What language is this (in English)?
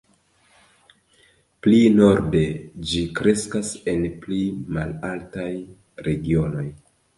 Esperanto